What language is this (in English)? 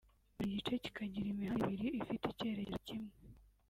Kinyarwanda